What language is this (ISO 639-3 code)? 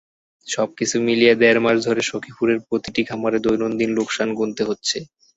ben